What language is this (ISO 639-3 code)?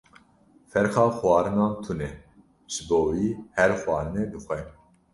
kur